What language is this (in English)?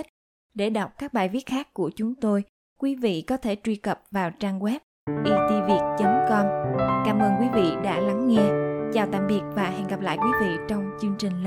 Vietnamese